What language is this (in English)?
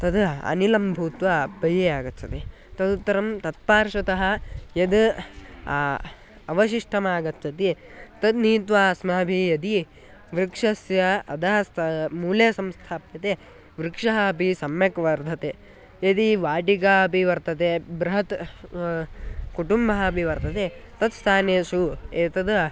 Sanskrit